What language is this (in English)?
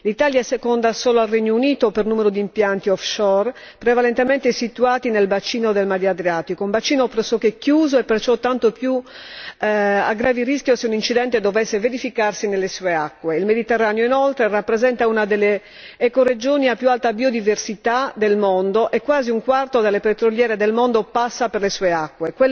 Italian